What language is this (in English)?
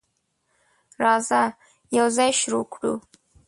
Pashto